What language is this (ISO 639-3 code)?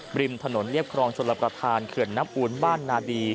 tha